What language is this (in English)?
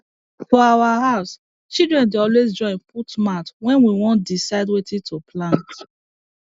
Nigerian Pidgin